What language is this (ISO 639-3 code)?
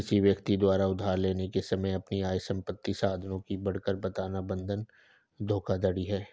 hin